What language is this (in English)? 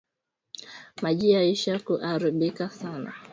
Swahili